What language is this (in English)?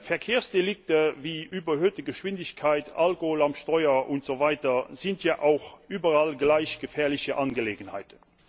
German